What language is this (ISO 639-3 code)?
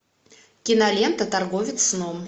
rus